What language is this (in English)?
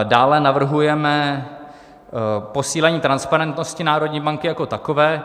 Czech